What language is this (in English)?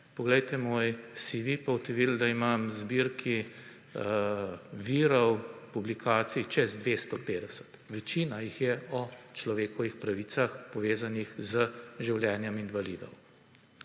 Slovenian